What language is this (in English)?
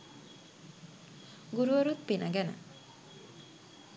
Sinhala